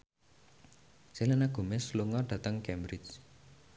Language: Javanese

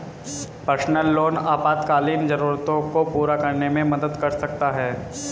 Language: Hindi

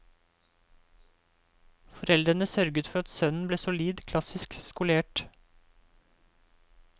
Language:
Norwegian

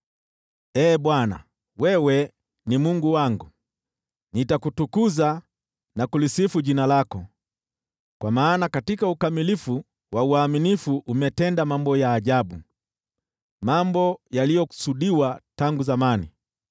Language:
Swahili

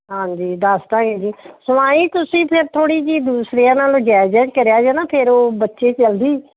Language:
Punjabi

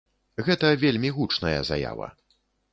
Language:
Belarusian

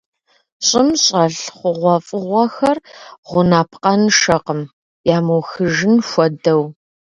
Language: Kabardian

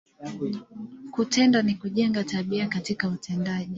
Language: Swahili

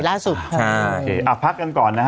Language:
Thai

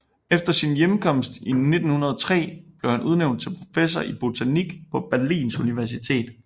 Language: Danish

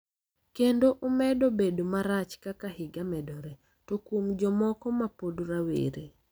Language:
Luo (Kenya and Tanzania)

